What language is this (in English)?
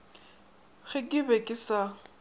Northern Sotho